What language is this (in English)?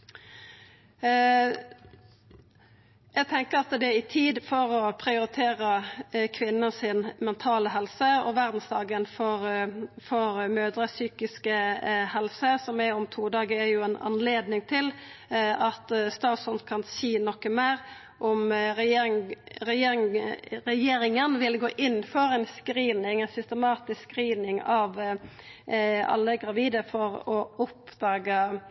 Norwegian Nynorsk